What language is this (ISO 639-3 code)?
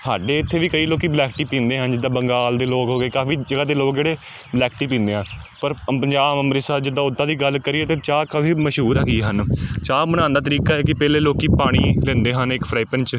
pan